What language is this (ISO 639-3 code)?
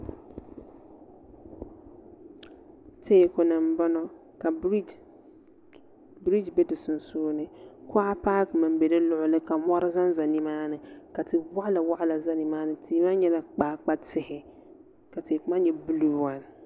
dag